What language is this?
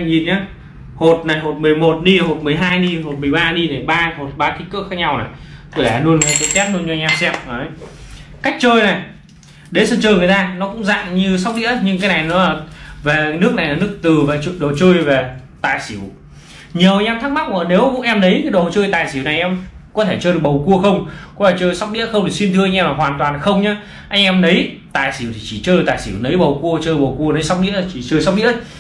Vietnamese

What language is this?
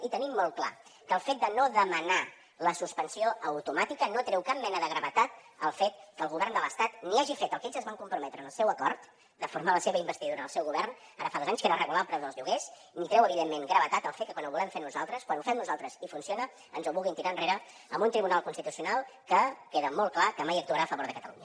Catalan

